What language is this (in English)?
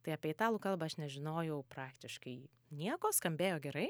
Lithuanian